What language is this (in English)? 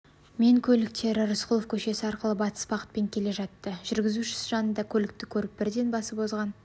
Kazakh